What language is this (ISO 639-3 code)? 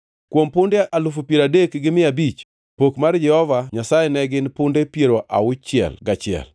luo